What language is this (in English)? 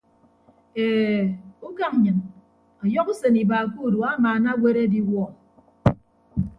Ibibio